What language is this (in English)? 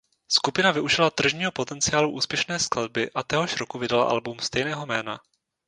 Czech